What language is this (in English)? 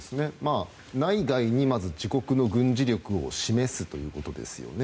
Japanese